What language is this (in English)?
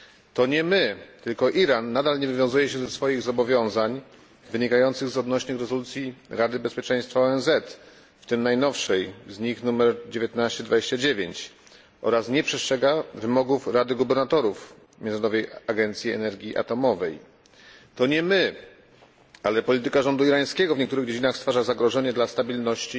Polish